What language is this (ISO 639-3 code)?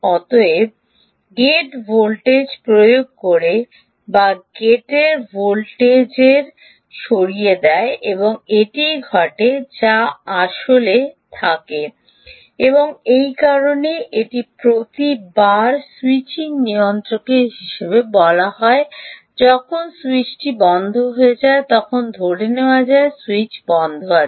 ben